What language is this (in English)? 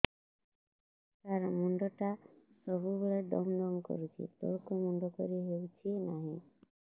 Odia